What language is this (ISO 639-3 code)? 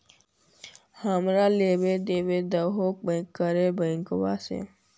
mag